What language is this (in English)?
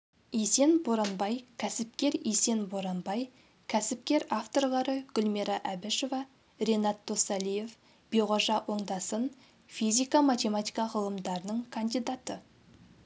Kazakh